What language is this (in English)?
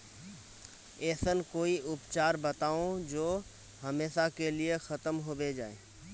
Magahi